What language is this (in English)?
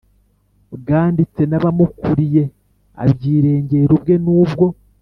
Kinyarwanda